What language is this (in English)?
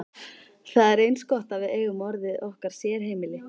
Icelandic